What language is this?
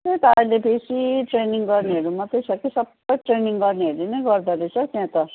Nepali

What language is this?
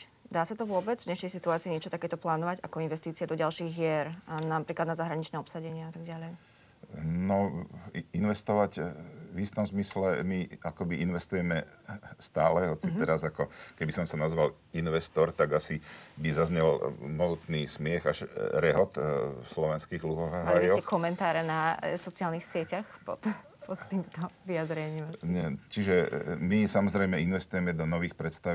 Slovak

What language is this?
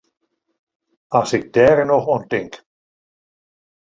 Western Frisian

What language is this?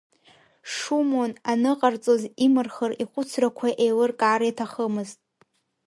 Abkhazian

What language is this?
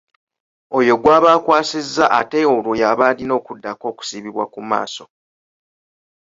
Ganda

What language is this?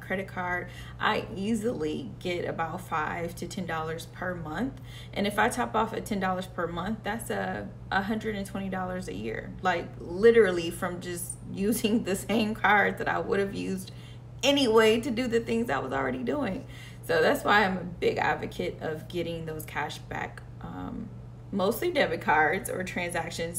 English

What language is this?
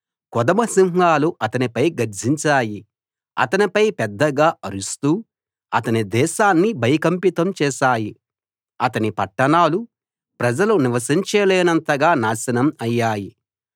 Telugu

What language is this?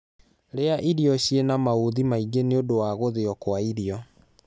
Kikuyu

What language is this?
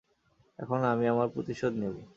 Bangla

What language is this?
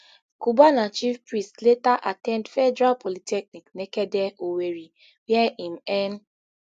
Nigerian Pidgin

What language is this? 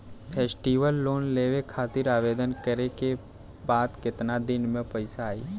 Bhojpuri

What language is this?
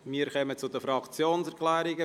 Swiss German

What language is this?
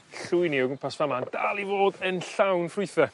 Welsh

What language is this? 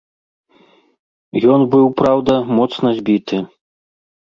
Belarusian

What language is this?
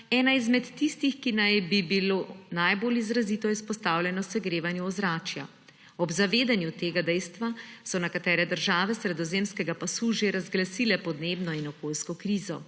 Slovenian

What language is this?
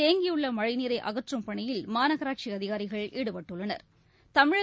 Tamil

